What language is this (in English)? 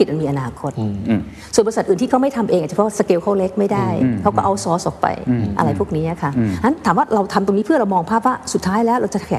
Thai